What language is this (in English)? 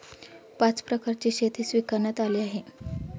Marathi